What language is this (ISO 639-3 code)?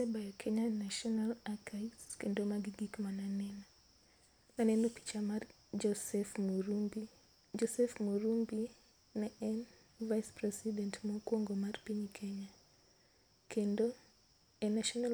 luo